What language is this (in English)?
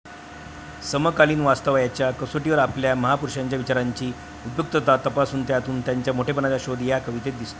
Marathi